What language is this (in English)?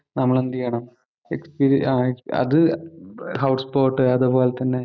Malayalam